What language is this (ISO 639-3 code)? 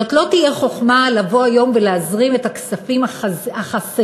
heb